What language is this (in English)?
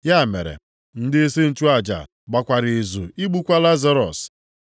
Igbo